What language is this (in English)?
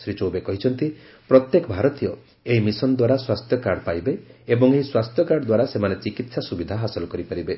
Odia